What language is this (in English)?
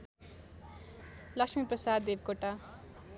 Nepali